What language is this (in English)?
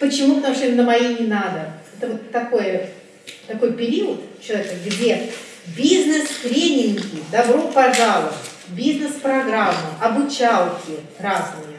Russian